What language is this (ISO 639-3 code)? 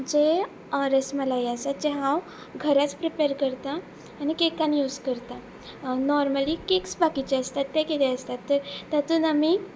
kok